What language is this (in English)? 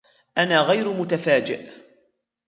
Arabic